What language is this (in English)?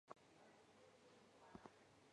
Chinese